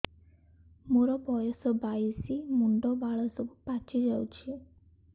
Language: Odia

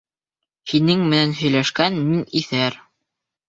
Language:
Bashkir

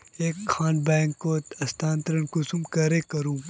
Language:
Magahi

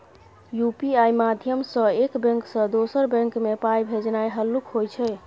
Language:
Maithili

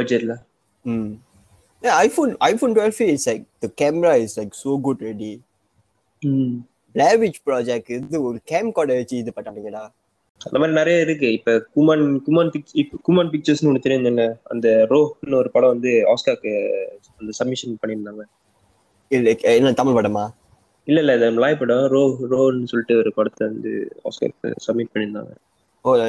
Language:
Tamil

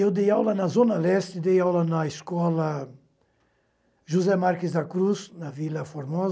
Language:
Portuguese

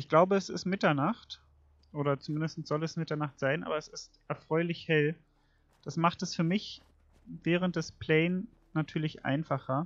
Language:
German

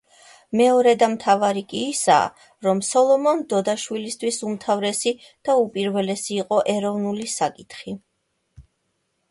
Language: Georgian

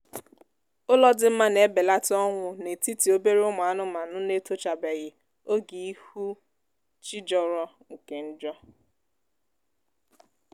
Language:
Igbo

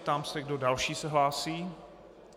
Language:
Czech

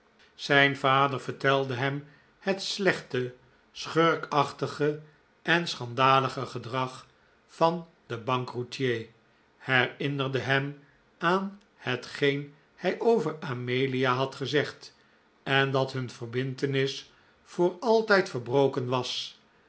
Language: Dutch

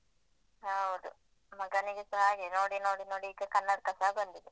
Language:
Kannada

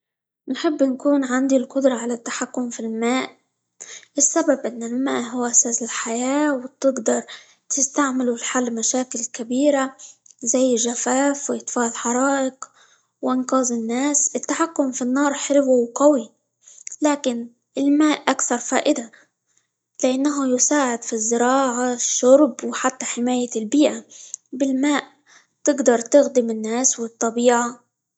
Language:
Libyan Arabic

